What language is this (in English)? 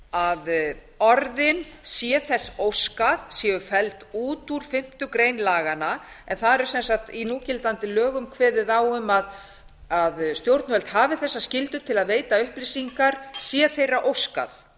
Icelandic